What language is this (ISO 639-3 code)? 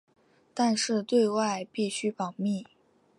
zho